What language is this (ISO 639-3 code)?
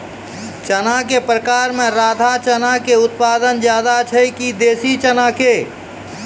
mai